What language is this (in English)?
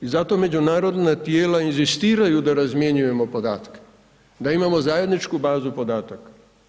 Croatian